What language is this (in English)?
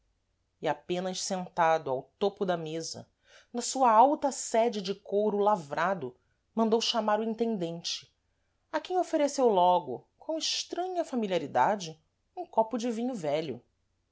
Portuguese